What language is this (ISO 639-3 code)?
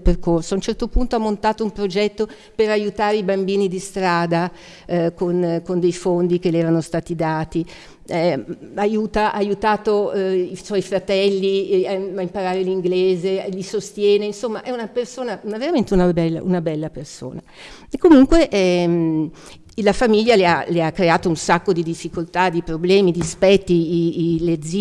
ita